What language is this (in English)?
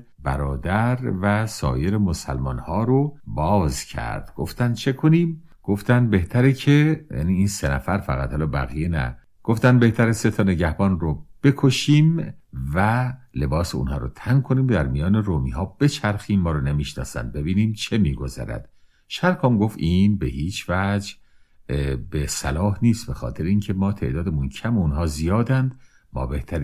Persian